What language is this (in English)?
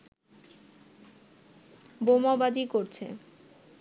Bangla